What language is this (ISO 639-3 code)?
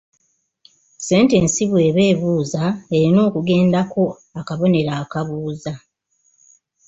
lug